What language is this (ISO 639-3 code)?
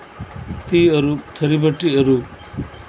sat